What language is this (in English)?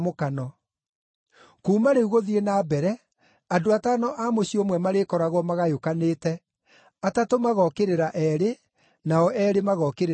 Kikuyu